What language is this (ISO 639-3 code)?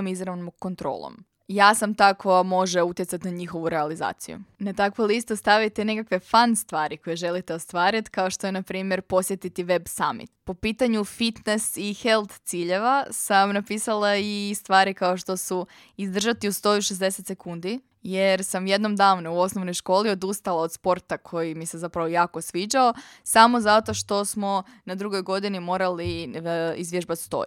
hrv